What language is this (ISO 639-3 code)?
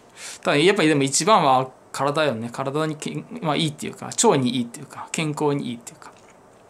jpn